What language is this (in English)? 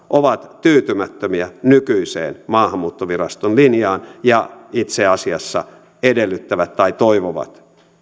Finnish